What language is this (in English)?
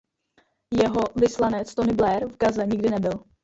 Czech